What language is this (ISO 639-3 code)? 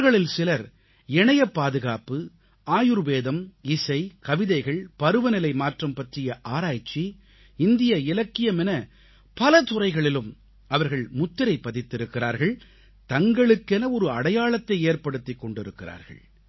tam